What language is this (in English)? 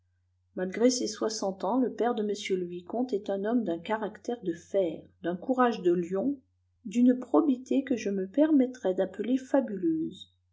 French